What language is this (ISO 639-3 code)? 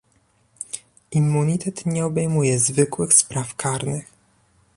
pol